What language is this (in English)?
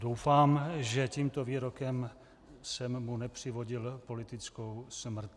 Czech